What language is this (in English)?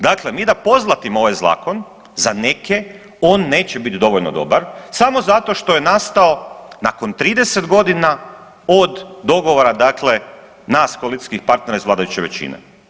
Croatian